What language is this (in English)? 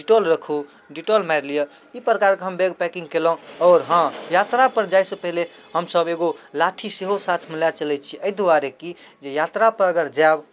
Maithili